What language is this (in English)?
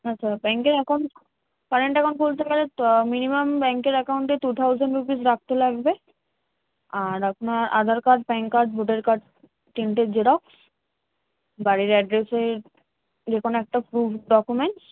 Bangla